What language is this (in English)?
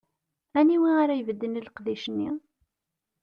Kabyle